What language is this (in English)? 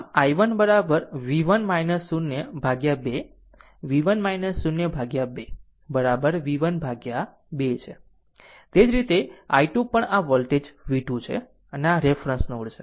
Gujarati